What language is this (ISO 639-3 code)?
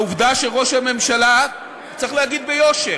heb